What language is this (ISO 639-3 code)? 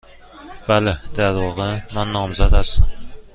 fas